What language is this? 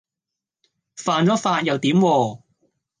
Cantonese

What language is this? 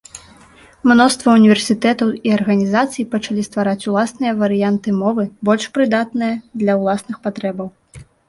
Belarusian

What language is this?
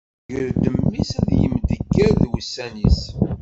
Kabyle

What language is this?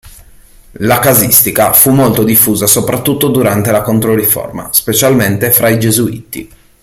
Italian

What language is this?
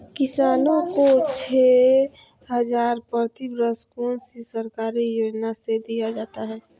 Magahi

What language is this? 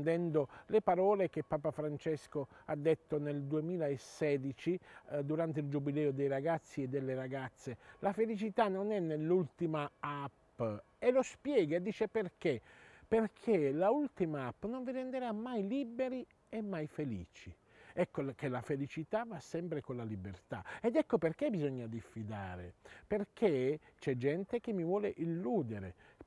Italian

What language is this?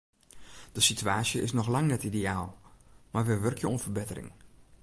Western Frisian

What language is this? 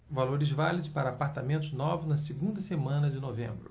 Portuguese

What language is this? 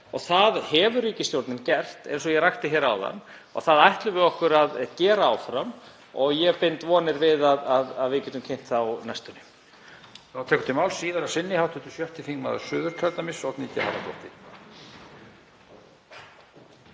Icelandic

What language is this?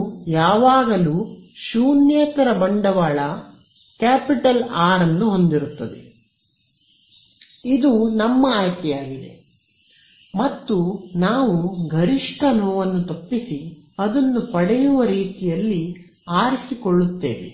Kannada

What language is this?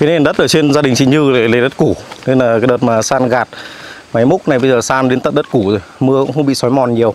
Vietnamese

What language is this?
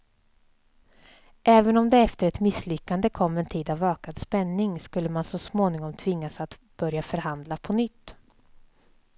Swedish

